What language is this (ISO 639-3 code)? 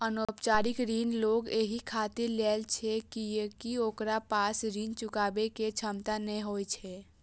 mai